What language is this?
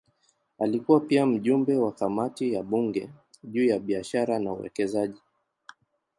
Swahili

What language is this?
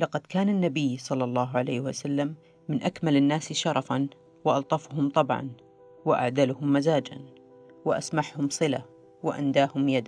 Arabic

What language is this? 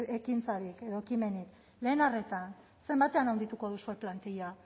Basque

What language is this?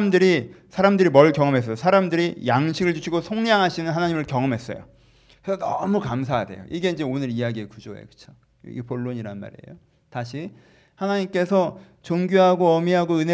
Korean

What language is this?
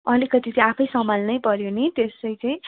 Nepali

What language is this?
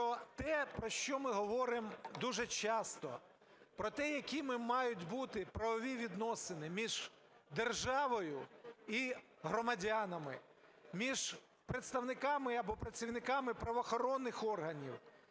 Ukrainian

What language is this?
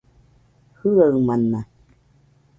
Nüpode Huitoto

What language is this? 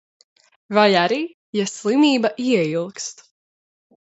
Latvian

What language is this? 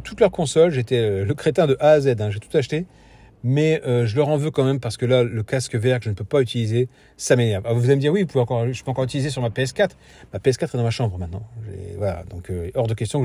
French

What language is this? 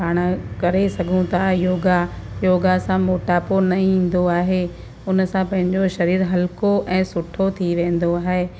Sindhi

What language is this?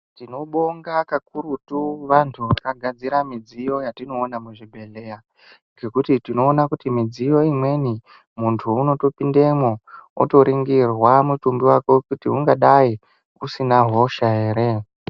Ndau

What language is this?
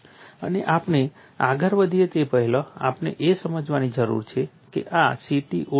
Gujarati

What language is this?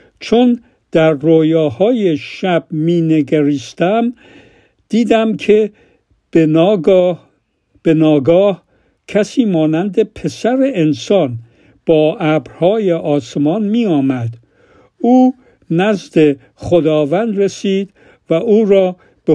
Persian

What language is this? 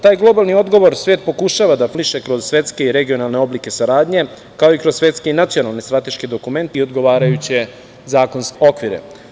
Serbian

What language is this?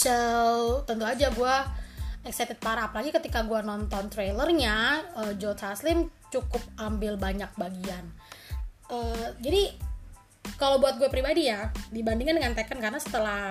Indonesian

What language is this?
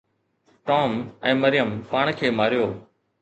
Sindhi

